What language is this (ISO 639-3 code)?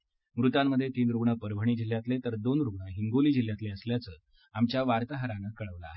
mar